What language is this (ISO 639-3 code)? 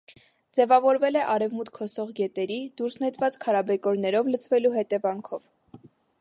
hye